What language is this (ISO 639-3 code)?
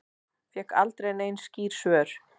isl